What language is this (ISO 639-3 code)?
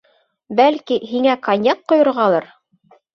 bak